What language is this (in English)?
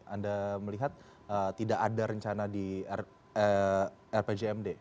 Indonesian